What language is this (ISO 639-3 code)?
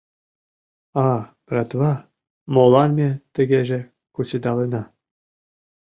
chm